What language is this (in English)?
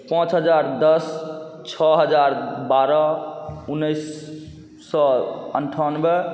Maithili